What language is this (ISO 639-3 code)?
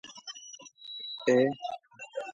ckb